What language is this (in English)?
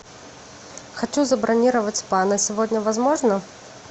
Russian